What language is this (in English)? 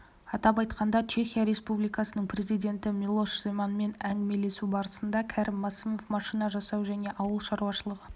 Kazakh